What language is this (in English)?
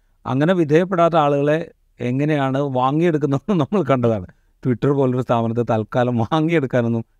Malayalam